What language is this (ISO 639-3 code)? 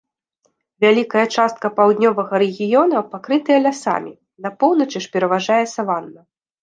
bel